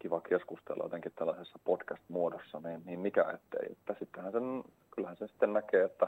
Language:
Finnish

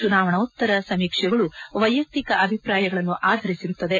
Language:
Kannada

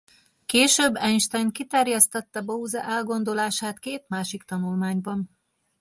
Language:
Hungarian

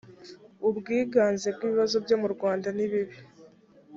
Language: Kinyarwanda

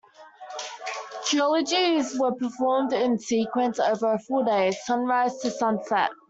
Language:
English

